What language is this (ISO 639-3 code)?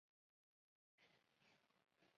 zho